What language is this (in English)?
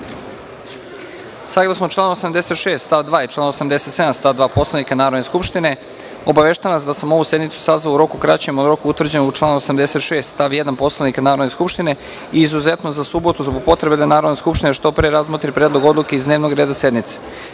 Serbian